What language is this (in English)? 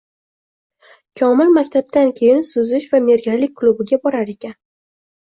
Uzbek